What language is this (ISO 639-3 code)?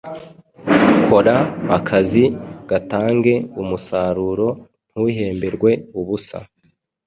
kin